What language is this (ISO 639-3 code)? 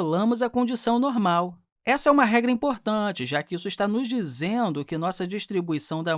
por